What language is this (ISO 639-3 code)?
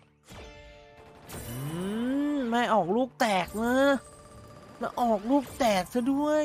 tha